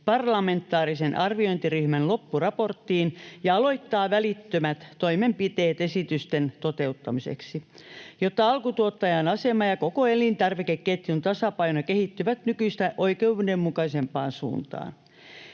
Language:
Finnish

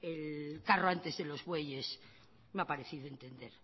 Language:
Spanish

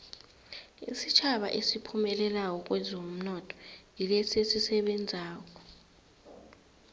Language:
South Ndebele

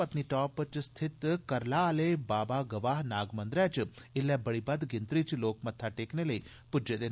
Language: Dogri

